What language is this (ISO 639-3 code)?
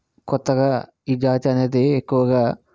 tel